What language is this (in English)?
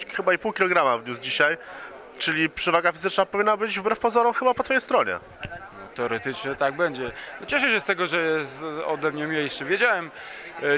Polish